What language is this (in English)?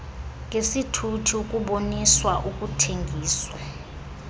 Xhosa